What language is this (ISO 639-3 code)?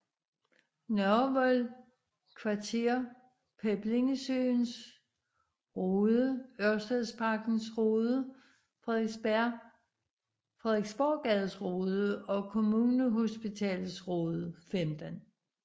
dan